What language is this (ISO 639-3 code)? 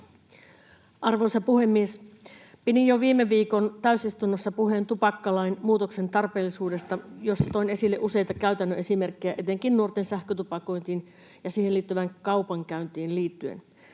fin